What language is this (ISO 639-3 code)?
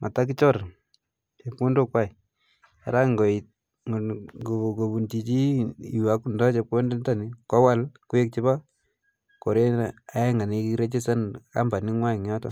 kln